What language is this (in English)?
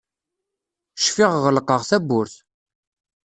Kabyle